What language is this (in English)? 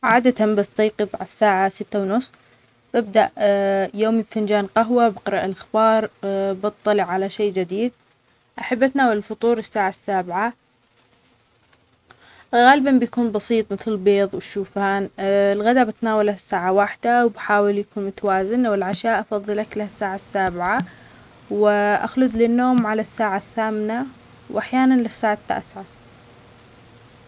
Omani Arabic